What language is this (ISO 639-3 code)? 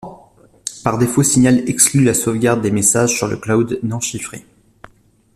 fra